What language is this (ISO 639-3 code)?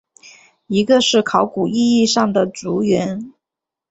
zho